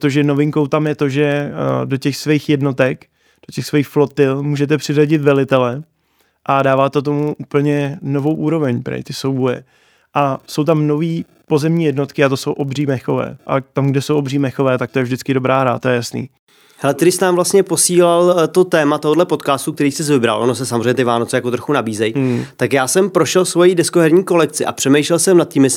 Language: Czech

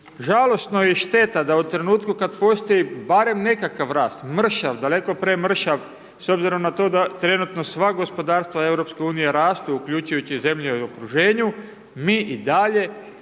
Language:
Croatian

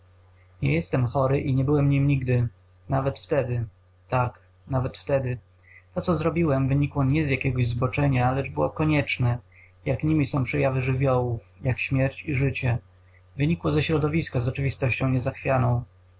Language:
Polish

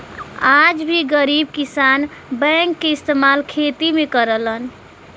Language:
Bhojpuri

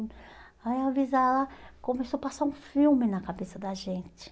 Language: Portuguese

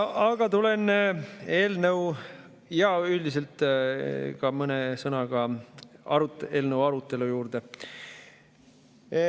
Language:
Estonian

